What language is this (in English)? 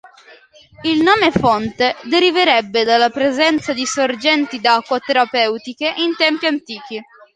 Italian